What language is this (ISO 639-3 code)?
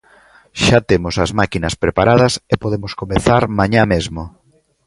glg